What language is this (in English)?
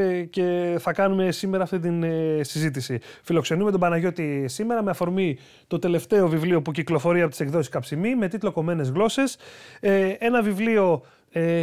Greek